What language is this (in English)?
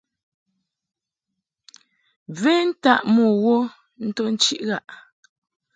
Mungaka